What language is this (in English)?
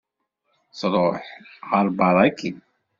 Kabyle